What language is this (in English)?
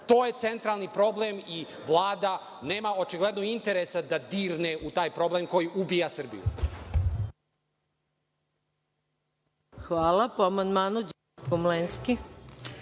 Serbian